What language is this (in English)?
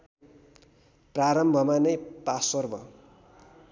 Nepali